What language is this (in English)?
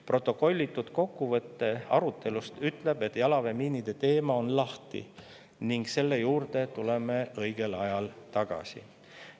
Estonian